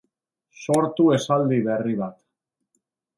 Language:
Basque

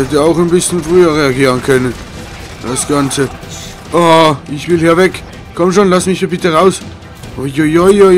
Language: German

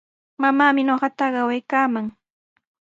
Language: Sihuas Ancash Quechua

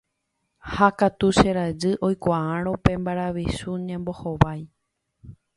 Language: Guarani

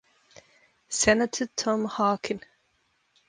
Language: English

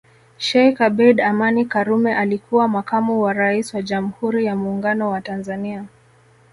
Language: Swahili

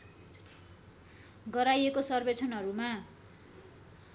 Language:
Nepali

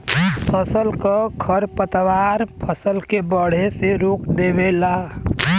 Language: Bhojpuri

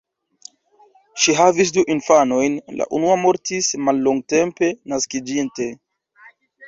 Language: Esperanto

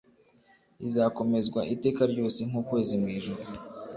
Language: Kinyarwanda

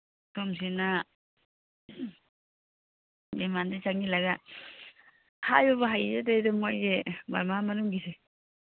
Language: Manipuri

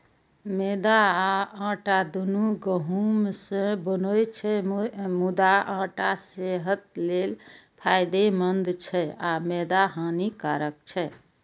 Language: Maithili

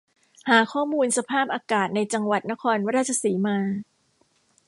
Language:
Thai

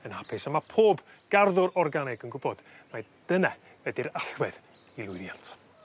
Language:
Welsh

